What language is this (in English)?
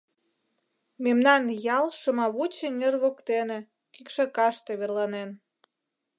Mari